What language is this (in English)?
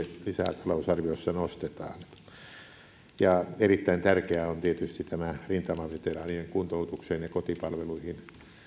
Finnish